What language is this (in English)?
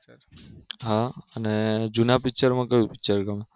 Gujarati